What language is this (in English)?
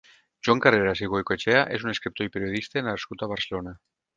Catalan